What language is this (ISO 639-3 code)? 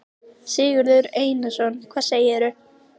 isl